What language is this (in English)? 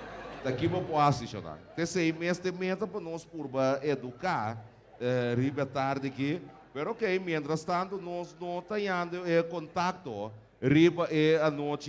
Portuguese